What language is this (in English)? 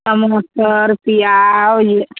Maithili